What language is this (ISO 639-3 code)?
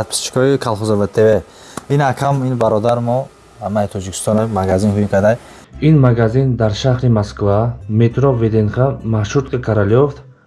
tur